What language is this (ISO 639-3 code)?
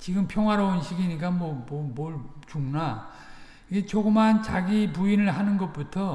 kor